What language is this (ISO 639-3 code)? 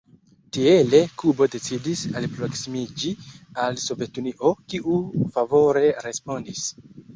epo